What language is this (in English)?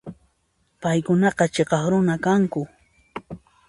Puno Quechua